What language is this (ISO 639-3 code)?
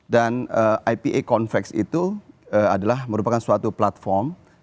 ind